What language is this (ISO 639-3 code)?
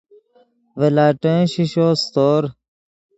ydg